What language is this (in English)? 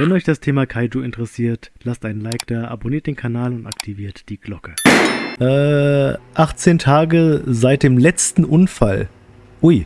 German